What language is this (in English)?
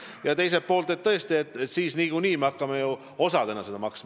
Estonian